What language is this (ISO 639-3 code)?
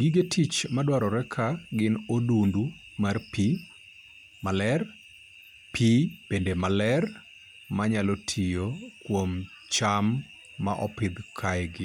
luo